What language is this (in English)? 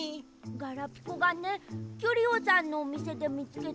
Japanese